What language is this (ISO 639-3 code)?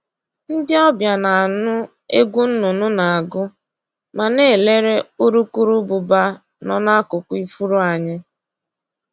ibo